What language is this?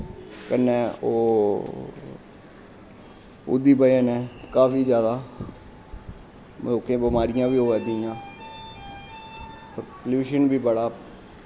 Dogri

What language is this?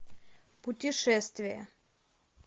Russian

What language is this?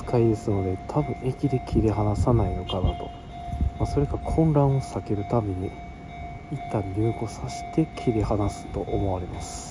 Japanese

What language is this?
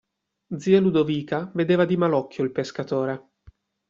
Italian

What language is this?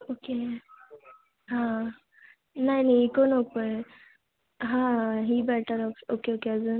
Marathi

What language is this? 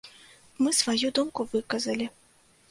Belarusian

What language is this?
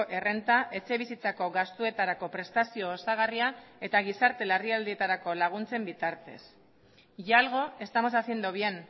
Basque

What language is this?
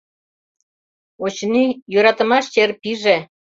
Mari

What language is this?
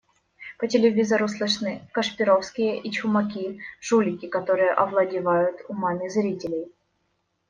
Russian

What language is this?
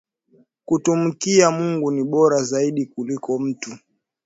Swahili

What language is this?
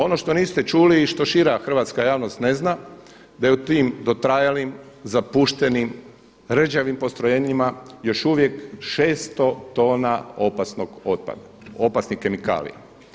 Croatian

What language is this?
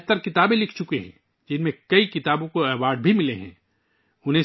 Urdu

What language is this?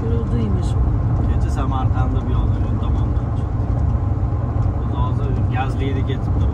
Turkish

